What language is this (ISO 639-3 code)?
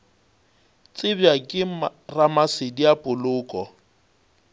nso